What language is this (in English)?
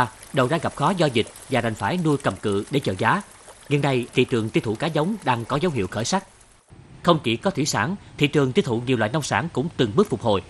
Vietnamese